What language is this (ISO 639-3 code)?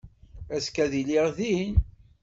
kab